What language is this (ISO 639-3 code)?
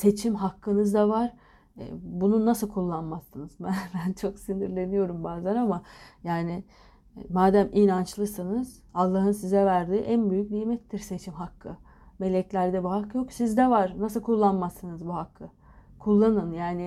tur